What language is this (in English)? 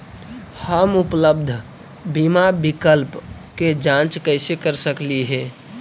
Magahi